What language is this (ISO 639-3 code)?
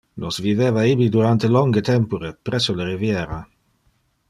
ina